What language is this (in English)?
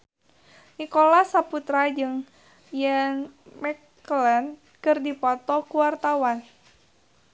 Sundanese